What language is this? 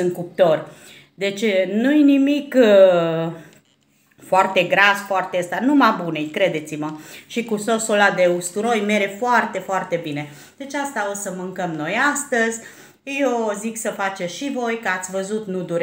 Romanian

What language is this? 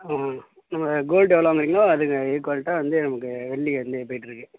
Tamil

